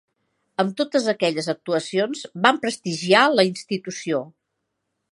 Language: Catalan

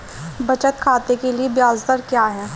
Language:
Hindi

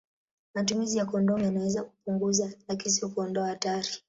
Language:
Swahili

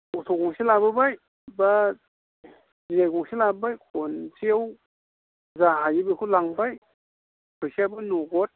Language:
Bodo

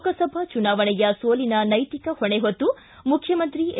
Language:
Kannada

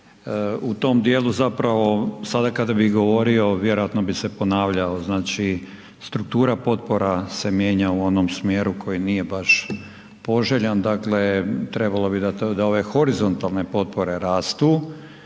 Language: Croatian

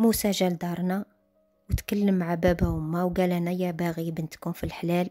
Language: Arabic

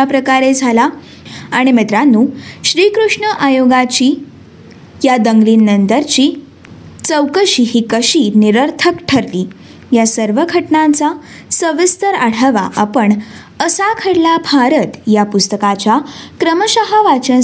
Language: Marathi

